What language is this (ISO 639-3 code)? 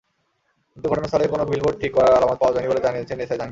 ben